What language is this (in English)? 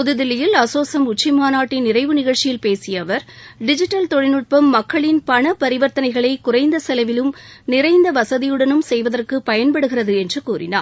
Tamil